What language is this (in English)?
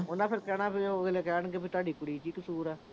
Punjabi